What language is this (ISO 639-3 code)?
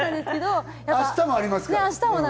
jpn